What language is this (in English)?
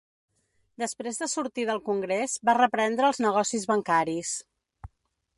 Catalan